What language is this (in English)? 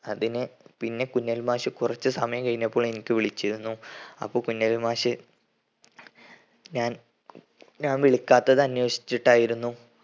Malayalam